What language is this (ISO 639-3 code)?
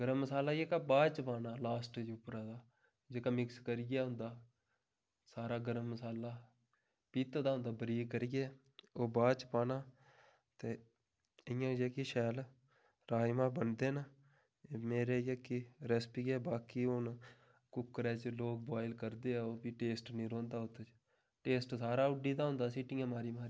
doi